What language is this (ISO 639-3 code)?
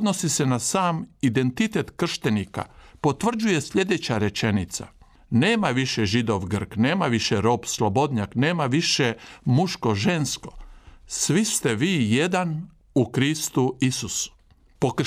hrv